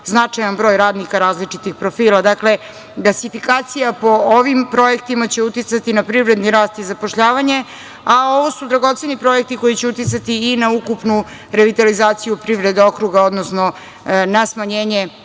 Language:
Serbian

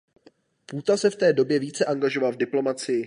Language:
Czech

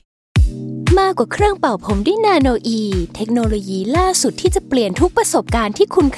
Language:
Thai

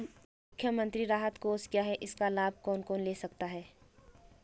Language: Hindi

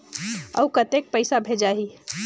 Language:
Chhattisgarhi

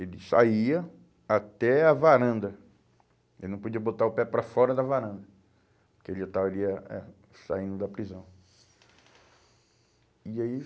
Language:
Portuguese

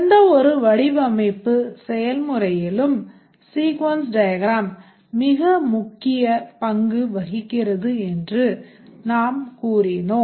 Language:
Tamil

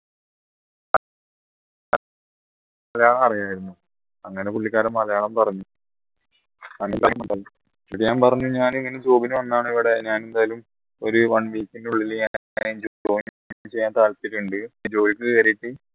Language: Malayalam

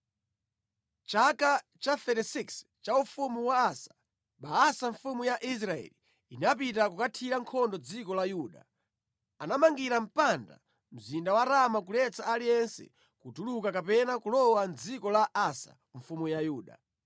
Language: Nyanja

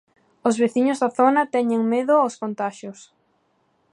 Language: Galician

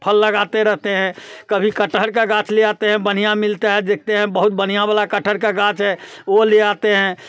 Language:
Hindi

